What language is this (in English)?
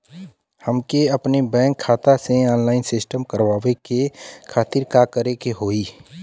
Bhojpuri